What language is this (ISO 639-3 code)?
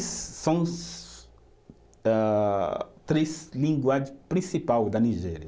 por